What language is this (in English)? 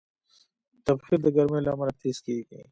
Pashto